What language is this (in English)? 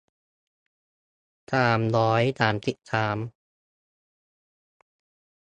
Thai